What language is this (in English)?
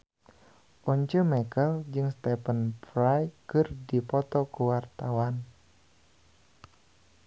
Sundanese